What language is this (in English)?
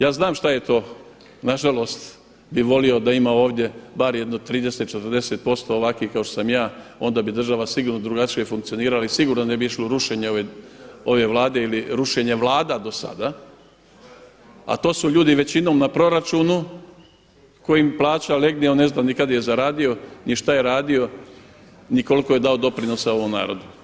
Croatian